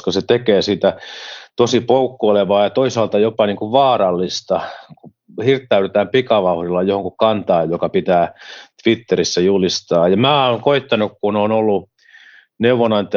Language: Finnish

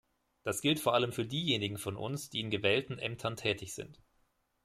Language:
German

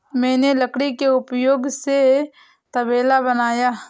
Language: Hindi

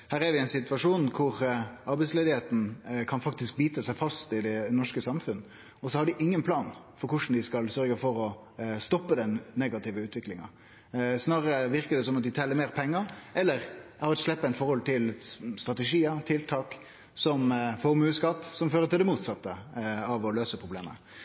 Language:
Norwegian Nynorsk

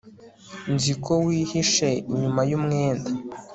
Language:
Kinyarwanda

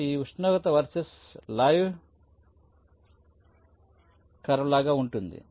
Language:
Telugu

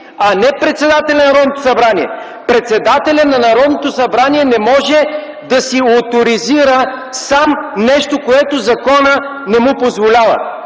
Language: Bulgarian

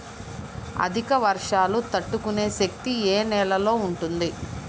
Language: Telugu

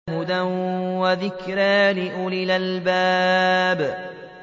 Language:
Arabic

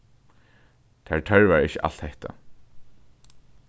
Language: Faroese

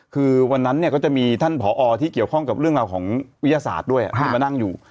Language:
Thai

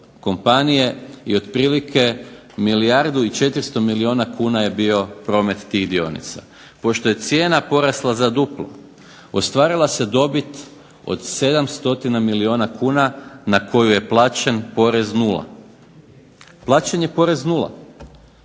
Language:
Croatian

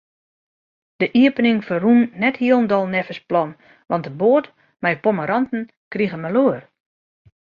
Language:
Western Frisian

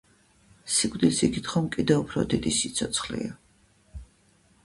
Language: Georgian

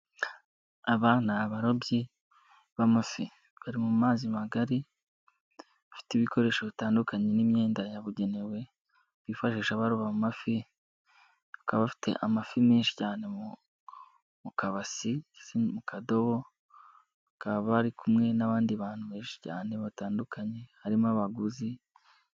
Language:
Kinyarwanda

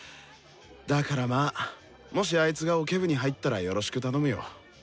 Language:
Japanese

